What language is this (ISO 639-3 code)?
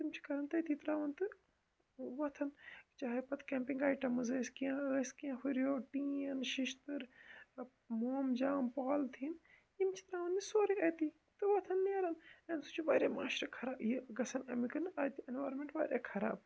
kas